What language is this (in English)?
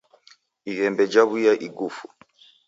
Taita